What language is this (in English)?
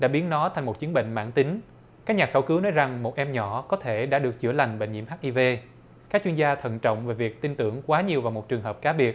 Vietnamese